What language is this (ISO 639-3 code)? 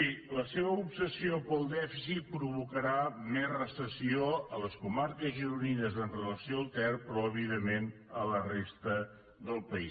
cat